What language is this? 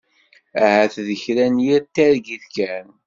Kabyle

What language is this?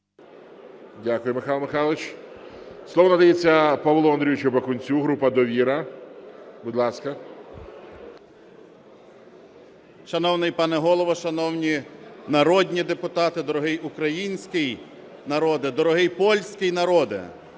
Ukrainian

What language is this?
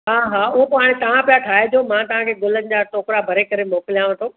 Sindhi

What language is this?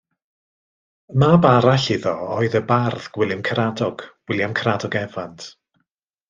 Welsh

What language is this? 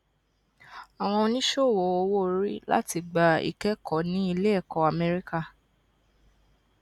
Yoruba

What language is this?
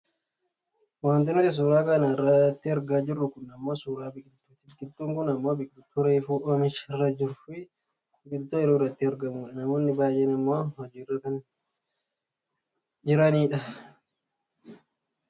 Oromo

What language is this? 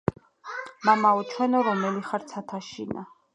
Georgian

